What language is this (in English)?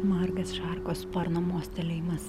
Lithuanian